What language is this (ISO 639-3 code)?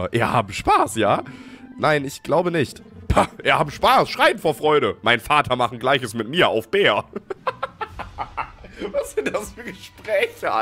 deu